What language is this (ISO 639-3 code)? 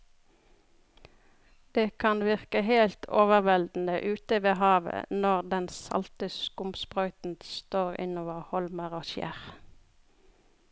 nor